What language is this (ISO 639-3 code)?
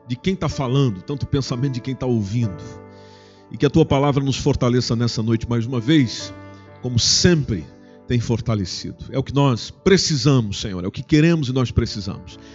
por